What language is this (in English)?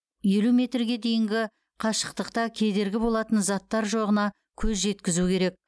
Kazakh